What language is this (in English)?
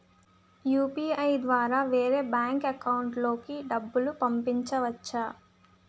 Telugu